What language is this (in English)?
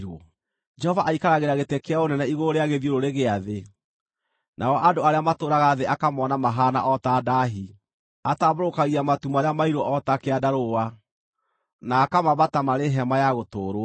Kikuyu